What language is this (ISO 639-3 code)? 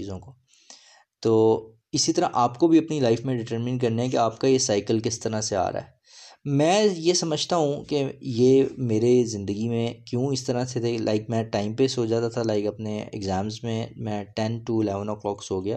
urd